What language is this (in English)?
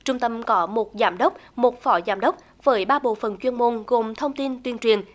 Vietnamese